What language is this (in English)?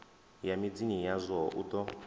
Venda